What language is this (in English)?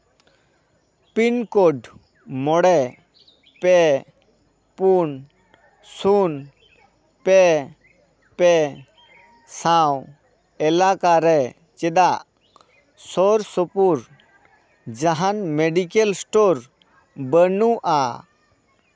Santali